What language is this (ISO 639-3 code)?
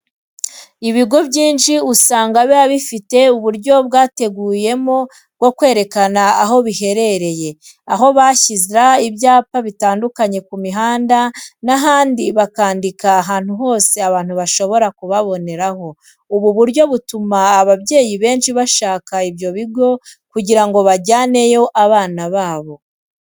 kin